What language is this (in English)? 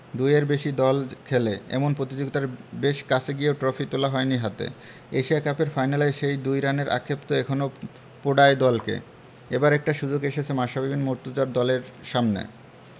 Bangla